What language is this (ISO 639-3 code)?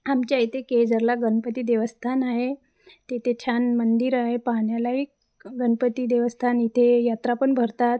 mar